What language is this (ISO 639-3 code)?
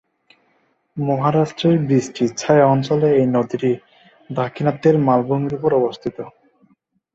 ben